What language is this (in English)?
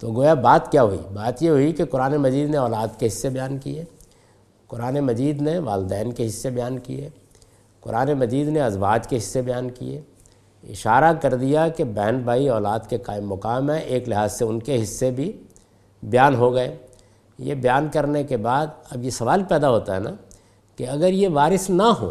Urdu